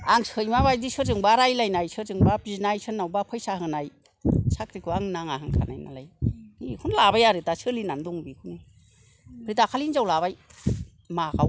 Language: Bodo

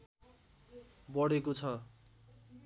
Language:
Nepali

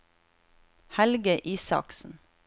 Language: Norwegian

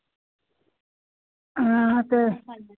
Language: Dogri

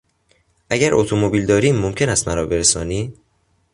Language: Persian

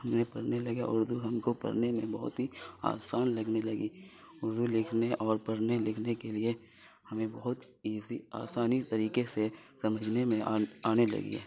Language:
Urdu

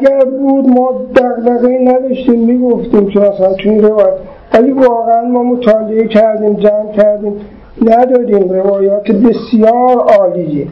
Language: Persian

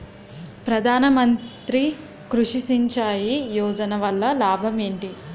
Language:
Telugu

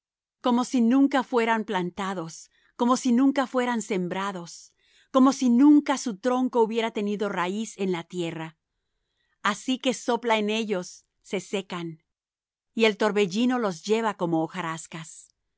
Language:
Spanish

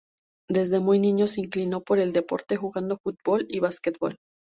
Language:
Spanish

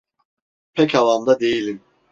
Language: Turkish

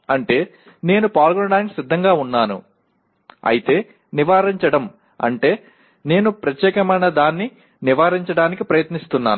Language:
Telugu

